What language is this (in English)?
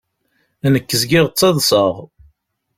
Kabyle